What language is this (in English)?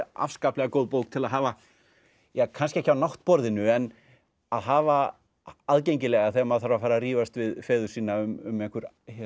Icelandic